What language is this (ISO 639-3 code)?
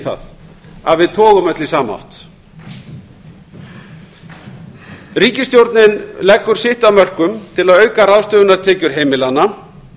isl